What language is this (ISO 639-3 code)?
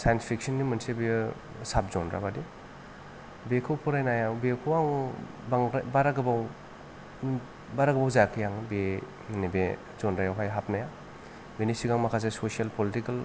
brx